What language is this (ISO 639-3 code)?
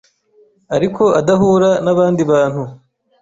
kin